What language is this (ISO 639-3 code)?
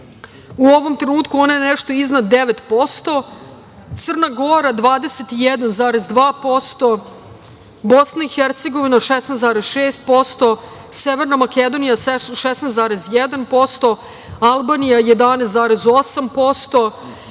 srp